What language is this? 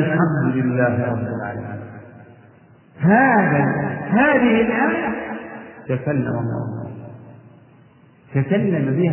Arabic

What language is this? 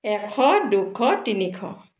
Assamese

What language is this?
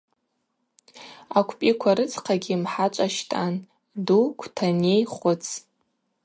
Abaza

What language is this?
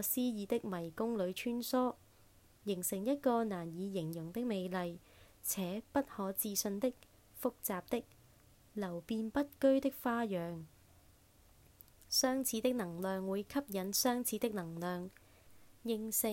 Chinese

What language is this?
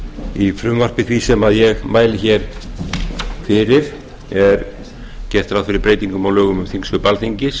Icelandic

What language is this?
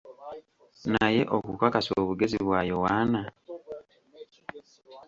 Ganda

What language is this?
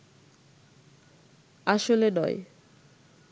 Bangla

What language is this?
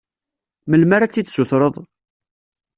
Kabyle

